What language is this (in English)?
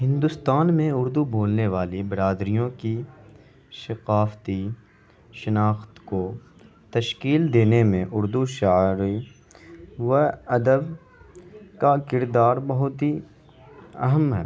Urdu